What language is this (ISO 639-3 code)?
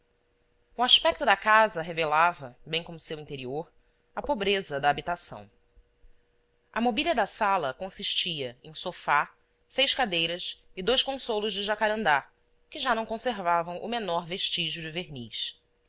por